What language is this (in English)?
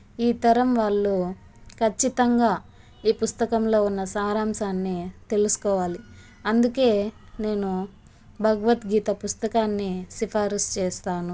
Telugu